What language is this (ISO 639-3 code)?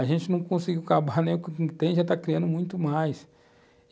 por